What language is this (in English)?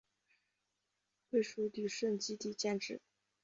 Chinese